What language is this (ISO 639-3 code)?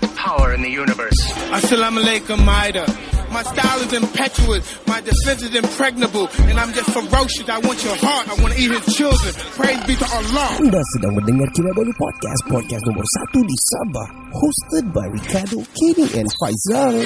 msa